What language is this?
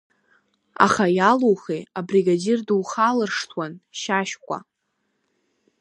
Abkhazian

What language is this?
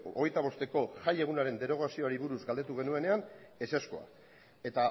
Basque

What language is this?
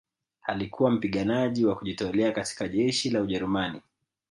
Swahili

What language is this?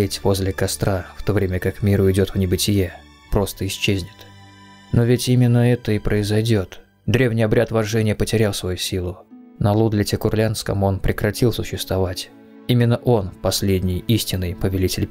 Russian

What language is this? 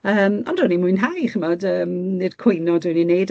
Welsh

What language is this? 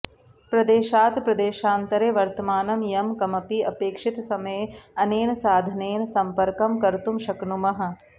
Sanskrit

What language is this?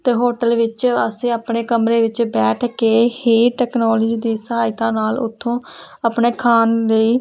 Punjabi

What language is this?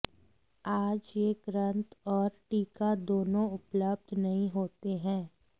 Sanskrit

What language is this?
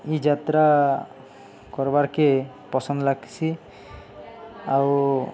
Odia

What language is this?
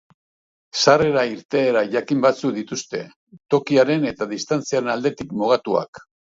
Basque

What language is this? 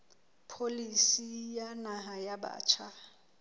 Southern Sotho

